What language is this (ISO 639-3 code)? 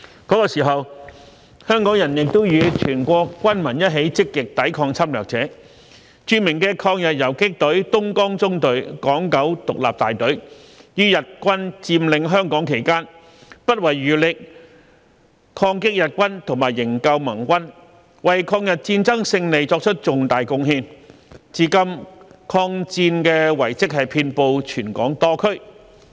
yue